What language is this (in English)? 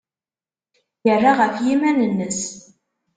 Kabyle